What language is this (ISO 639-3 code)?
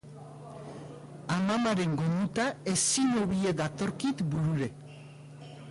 eus